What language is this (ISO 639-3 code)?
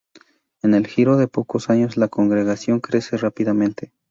spa